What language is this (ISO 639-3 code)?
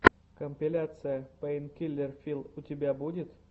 rus